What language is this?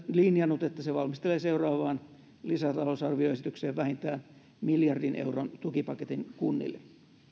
Finnish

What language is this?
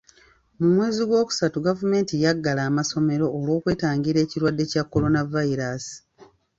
Ganda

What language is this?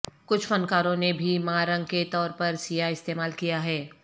Urdu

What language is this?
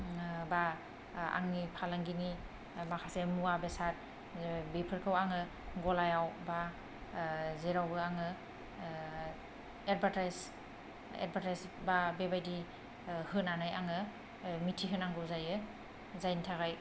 Bodo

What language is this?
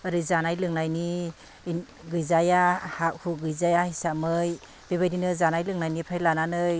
Bodo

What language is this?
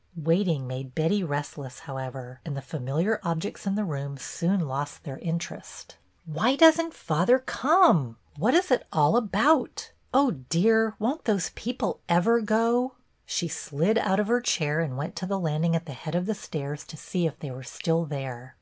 English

